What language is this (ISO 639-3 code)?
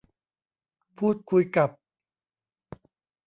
tha